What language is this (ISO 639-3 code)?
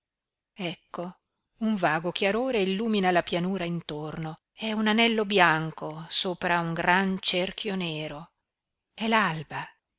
ita